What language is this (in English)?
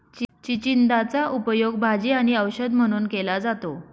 Marathi